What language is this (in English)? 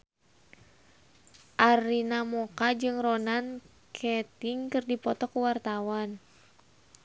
Sundanese